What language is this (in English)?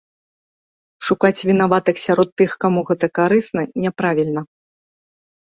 Belarusian